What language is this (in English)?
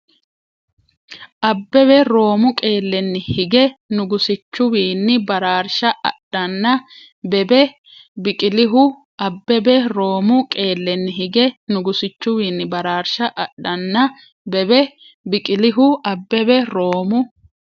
Sidamo